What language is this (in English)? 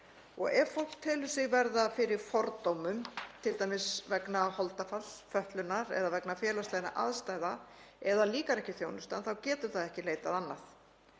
Icelandic